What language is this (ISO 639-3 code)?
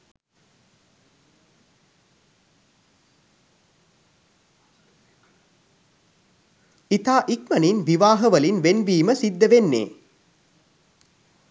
sin